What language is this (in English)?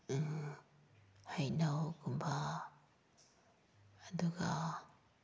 Manipuri